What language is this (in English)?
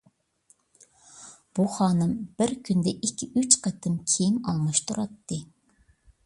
Uyghur